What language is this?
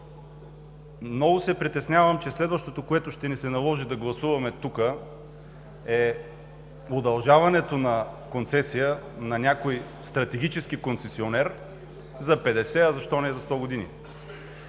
Bulgarian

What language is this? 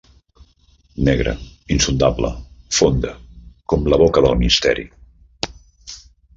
Catalan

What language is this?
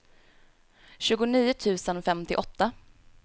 Swedish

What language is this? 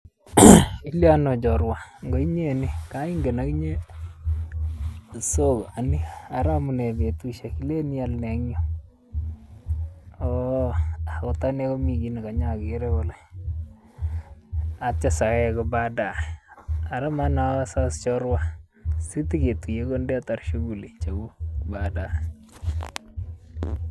Kalenjin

